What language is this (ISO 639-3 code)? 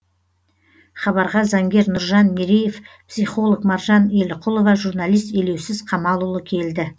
kaz